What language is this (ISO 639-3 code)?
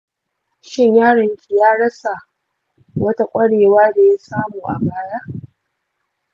hau